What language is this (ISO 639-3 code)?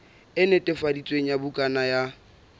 sot